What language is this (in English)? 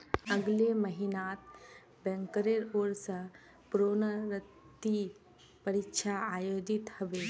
Magahi